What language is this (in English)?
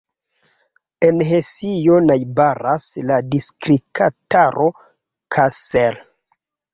Esperanto